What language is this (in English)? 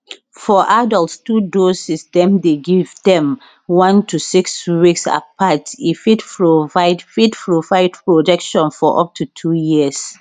Nigerian Pidgin